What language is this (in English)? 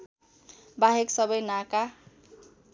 Nepali